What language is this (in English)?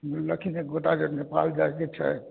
Maithili